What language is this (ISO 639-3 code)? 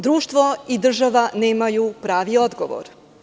srp